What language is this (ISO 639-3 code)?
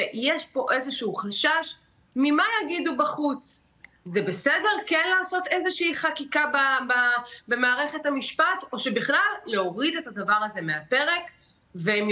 heb